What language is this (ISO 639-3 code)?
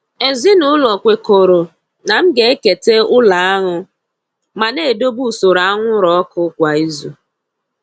ibo